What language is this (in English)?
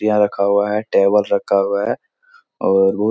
Hindi